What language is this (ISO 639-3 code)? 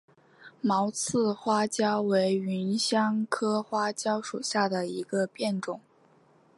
zho